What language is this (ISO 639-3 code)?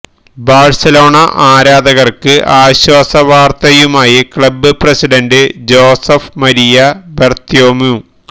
mal